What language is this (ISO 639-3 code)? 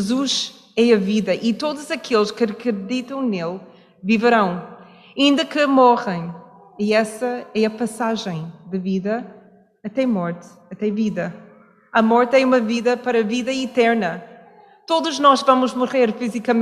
por